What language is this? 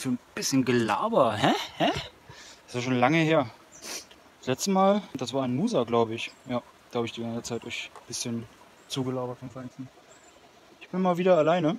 German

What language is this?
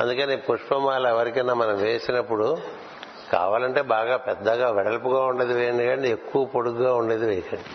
Telugu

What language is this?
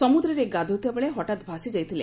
Odia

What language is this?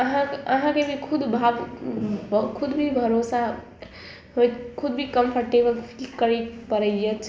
Maithili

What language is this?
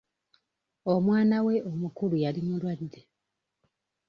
Ganda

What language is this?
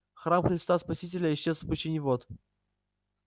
Russian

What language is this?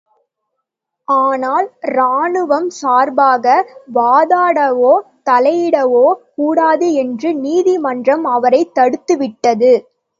Tamil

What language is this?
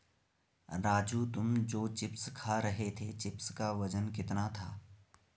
Hindi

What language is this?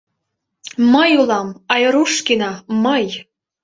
Mari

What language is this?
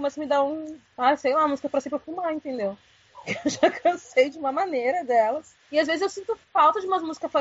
Portuguese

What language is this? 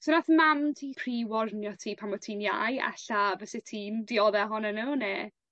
Welsh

